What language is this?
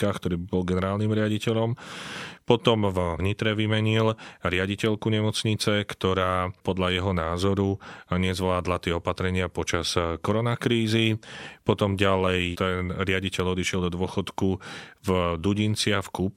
Slovak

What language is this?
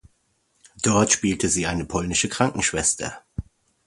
German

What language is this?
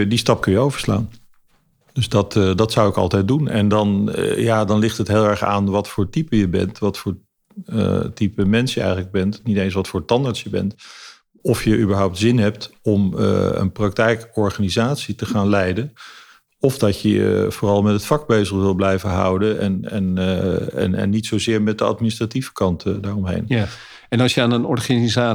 Dutch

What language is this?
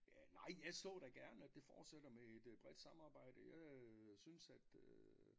Danish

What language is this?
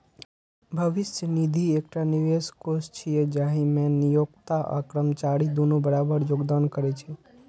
Maithili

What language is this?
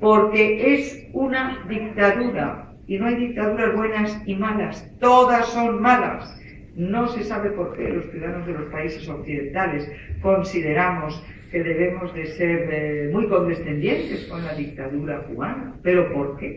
Spanish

